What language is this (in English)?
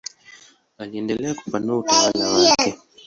Swahili